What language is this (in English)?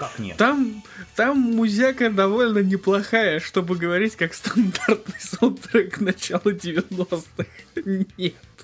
Russian